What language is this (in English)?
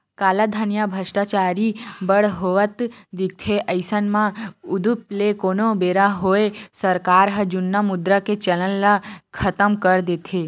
Chhattisgarhi